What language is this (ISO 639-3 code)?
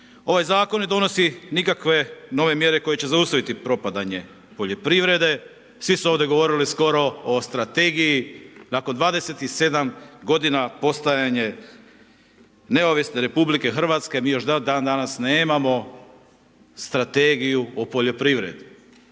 hrv